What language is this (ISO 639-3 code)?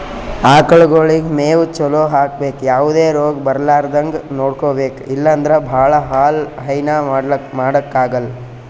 kan